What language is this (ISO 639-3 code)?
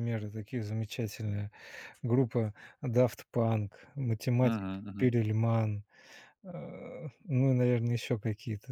rus